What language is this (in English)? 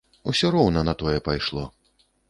Belarusian